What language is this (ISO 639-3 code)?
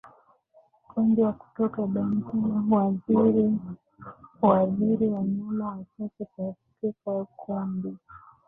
swa